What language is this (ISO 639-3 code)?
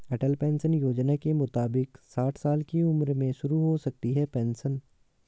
hin